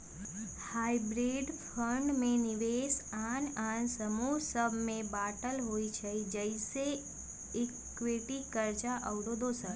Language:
Magahi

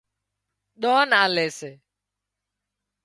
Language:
Wadiyara Koli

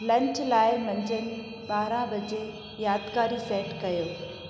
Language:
Sindhi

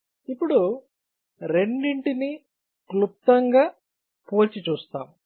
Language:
Telugu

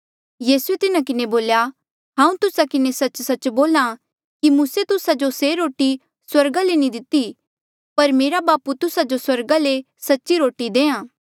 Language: Mandeali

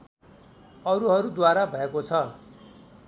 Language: Nepali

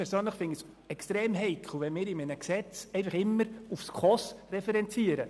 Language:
Swiss German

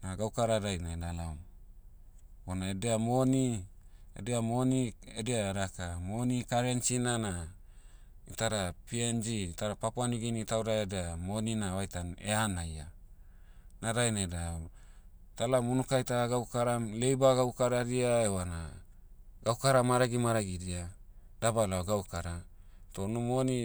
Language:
Motu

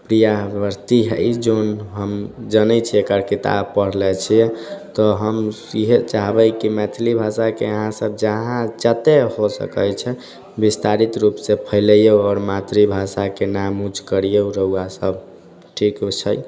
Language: Maithili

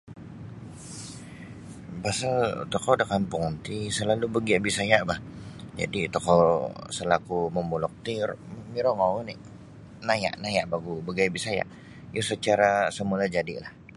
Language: Sabah Bisaya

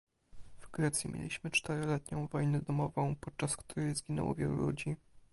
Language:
Polish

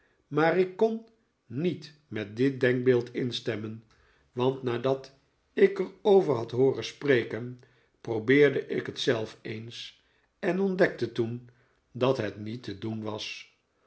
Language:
Dutch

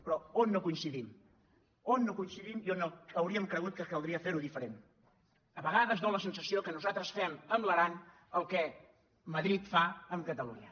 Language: Catalan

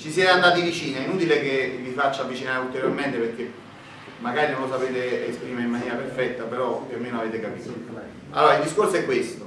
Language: Italian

